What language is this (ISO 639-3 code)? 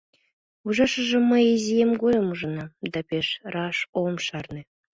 chm